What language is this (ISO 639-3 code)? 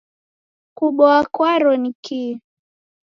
dav